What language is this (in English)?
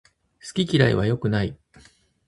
Japanese